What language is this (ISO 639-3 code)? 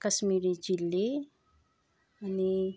nep